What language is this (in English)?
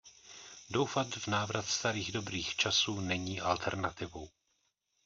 Czech